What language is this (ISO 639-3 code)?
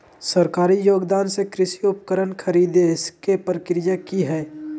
mag